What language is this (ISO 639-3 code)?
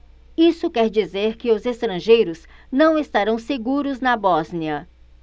por